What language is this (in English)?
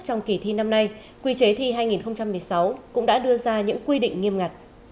Vietnamese